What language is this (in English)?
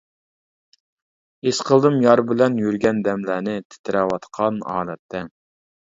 Uyghur